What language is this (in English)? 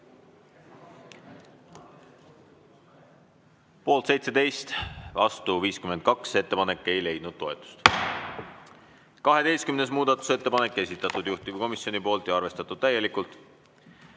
Estonian